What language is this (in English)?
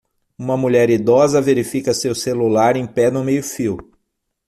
Portuguese